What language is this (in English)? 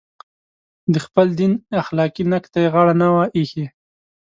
Pashto